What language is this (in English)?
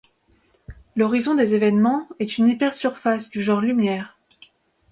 French